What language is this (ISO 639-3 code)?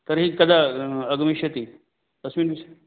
san